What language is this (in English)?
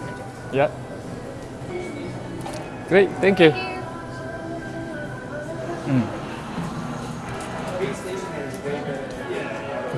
Korean